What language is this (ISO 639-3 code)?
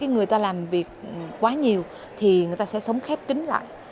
vie